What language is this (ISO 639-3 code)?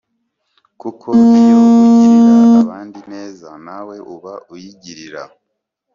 kin